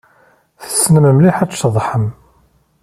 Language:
Kabyle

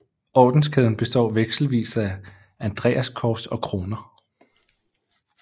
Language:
Danish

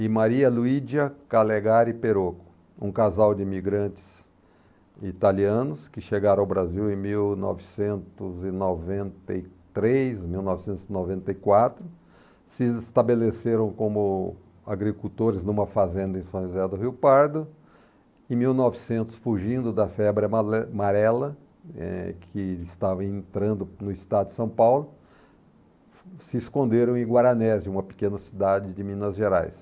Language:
Portuguese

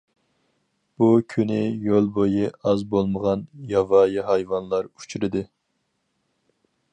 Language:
Uyghur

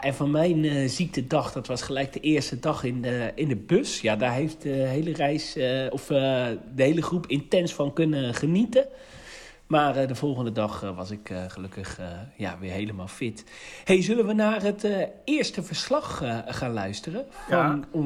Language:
Dutch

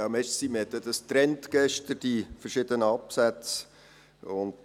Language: Swiss German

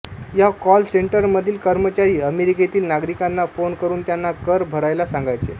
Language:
Marathi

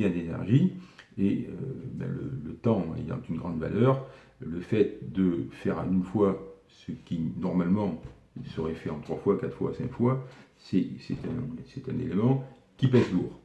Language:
French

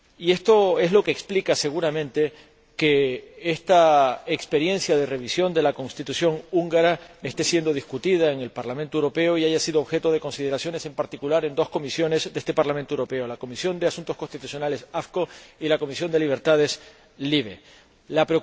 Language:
Spanish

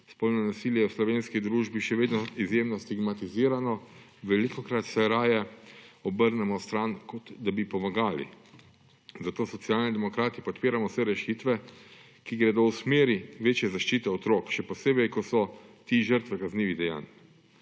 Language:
Slovenian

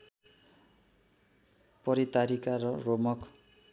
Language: Nepali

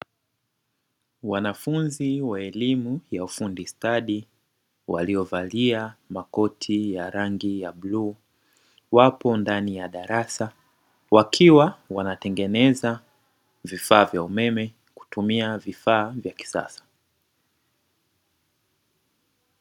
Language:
Swahili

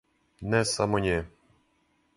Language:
Serbian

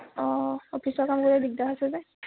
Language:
Assamese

